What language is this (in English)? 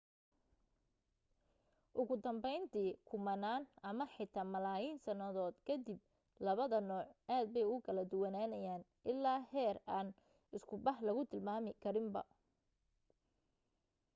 Somali